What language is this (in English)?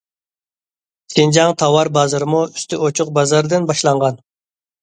Uyghur